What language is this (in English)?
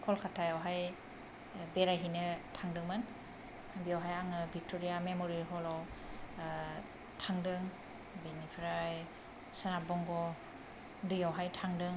Bodo